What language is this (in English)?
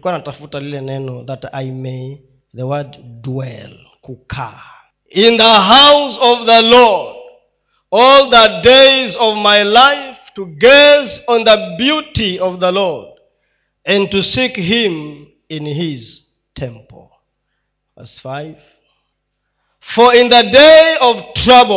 Swahili